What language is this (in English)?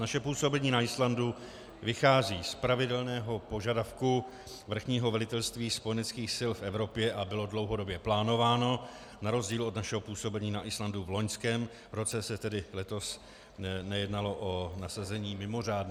Czech